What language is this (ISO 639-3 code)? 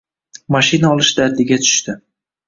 uzb